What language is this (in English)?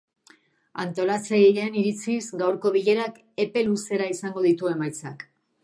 Basque